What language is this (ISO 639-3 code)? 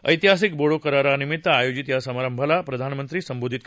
mar